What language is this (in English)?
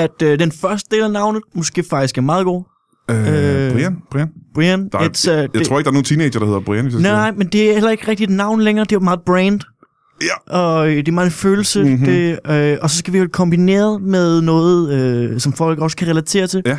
Danish